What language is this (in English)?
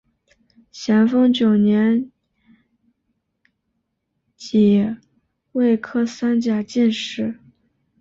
Chinese